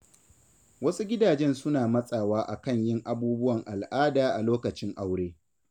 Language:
Hausa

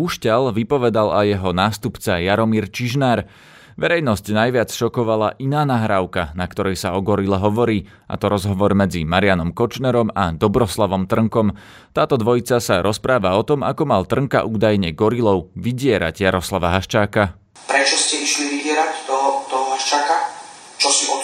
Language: Slovak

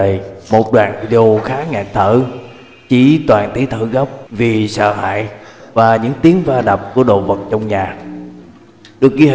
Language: Vietnamese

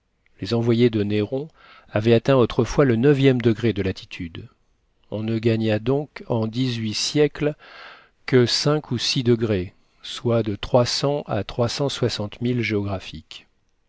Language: French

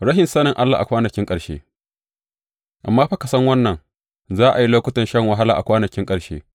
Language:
Hausa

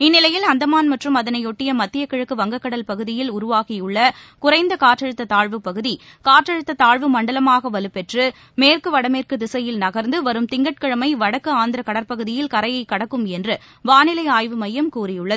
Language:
Tamil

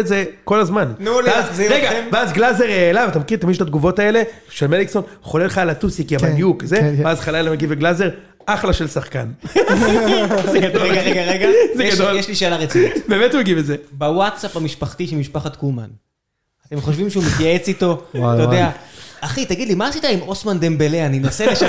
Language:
Hebrew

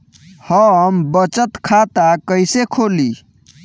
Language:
Bhojpuri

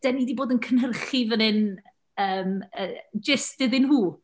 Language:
Welsh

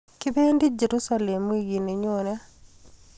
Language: Kalenjin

